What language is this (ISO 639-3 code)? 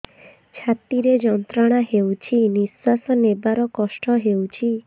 ori